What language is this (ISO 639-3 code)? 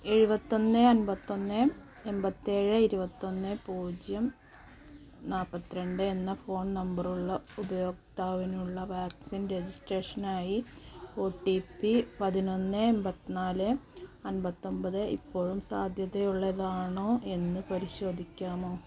mal